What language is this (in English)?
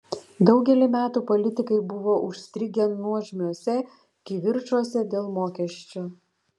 Lithuanian